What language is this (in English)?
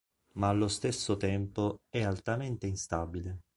Italian